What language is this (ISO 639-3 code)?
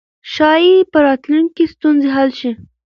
pus